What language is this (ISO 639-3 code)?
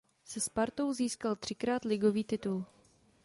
ces